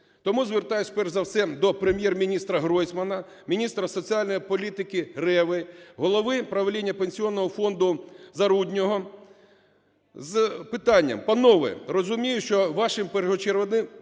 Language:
Ukrainian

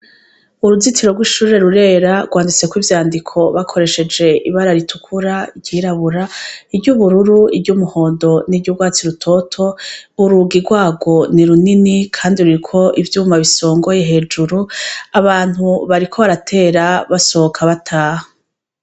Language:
Rundi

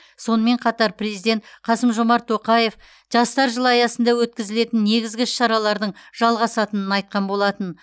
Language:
Kazakh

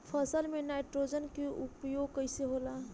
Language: Bhojpuri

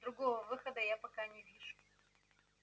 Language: Russian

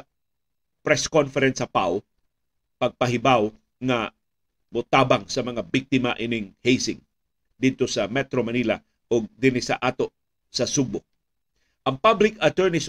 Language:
Filipino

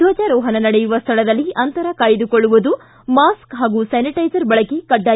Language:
Kannada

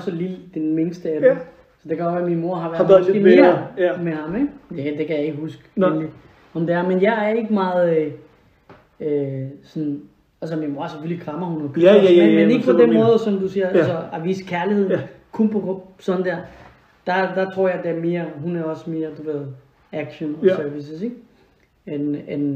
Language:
Danish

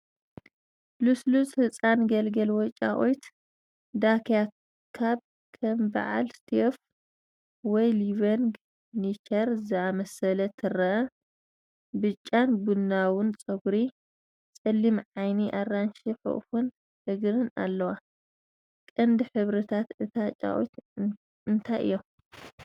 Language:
Tigrinya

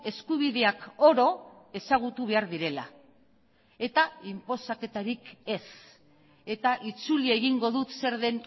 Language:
Basque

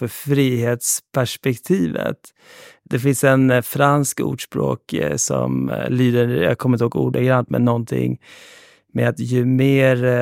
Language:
Swedish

